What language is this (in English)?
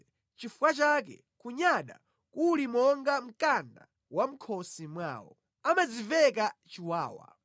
Nyanja